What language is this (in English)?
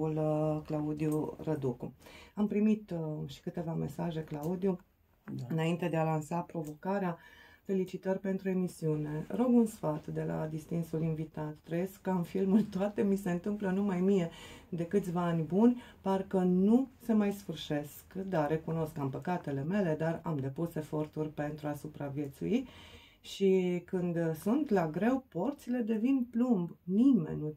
Romanian